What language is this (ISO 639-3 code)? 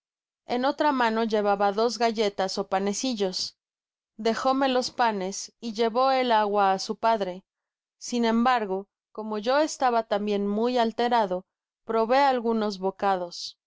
spa